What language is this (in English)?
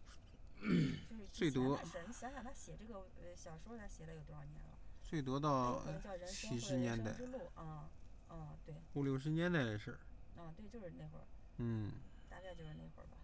Chinese